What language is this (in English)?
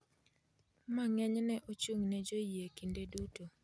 Luo (Kenya and Tanzania)